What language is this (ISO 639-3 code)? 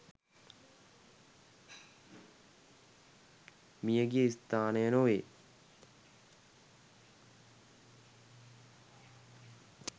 sin